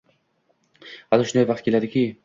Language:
Uzbek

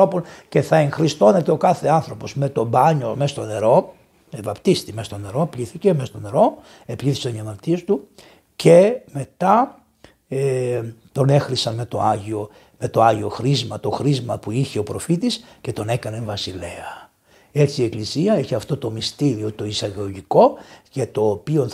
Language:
Greek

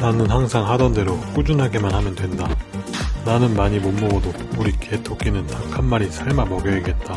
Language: Korean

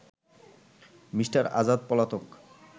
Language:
Bangla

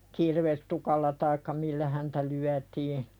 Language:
Finnish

